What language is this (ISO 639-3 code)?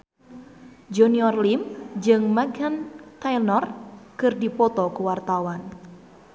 sun